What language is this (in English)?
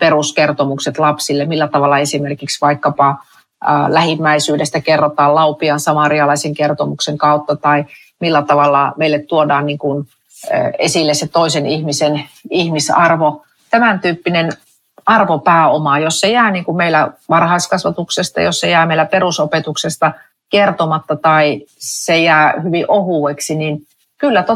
Finnish